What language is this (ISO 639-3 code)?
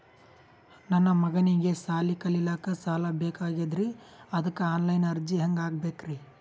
kan